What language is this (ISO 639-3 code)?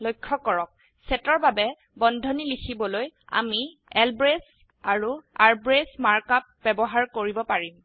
asm